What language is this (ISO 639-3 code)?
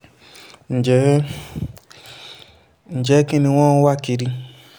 yor